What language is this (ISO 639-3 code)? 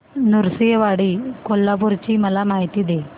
mar